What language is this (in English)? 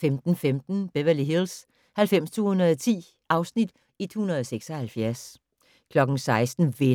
Danish